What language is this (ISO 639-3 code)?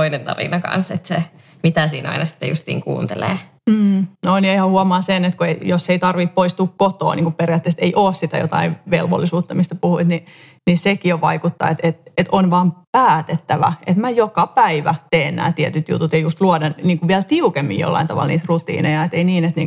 fin